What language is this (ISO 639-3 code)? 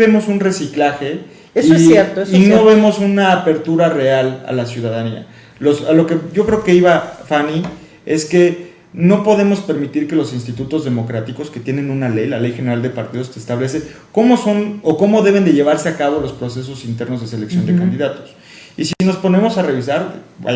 spa